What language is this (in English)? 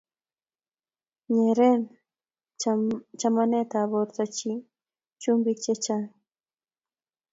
Kalenjin